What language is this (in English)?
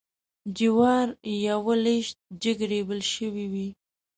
Pashto